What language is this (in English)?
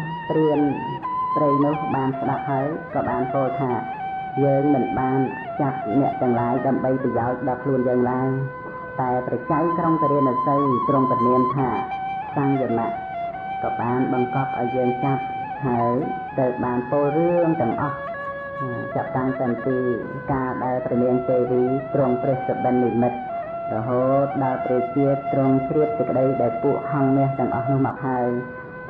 Thai